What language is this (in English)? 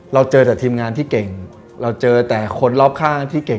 Thai